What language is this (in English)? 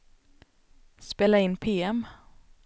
Swedish